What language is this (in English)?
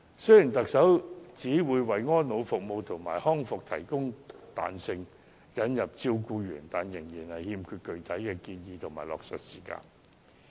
Cantonese